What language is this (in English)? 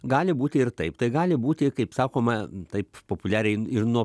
Lithuanian